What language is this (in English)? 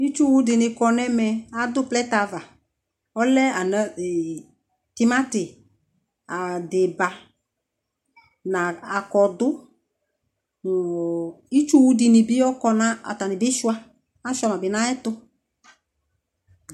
Ikposo